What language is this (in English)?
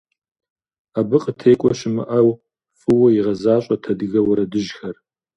Kabardian